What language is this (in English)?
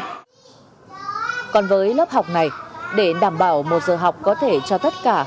Vietnamese